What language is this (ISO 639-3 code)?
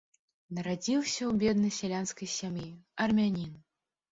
bel